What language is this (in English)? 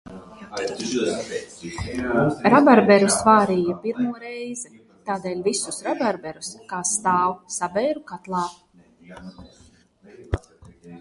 Latvian